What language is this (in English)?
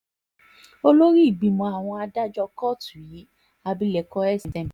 Yoruba